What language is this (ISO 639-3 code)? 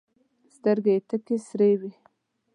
pus